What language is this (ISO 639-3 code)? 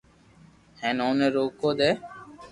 lrk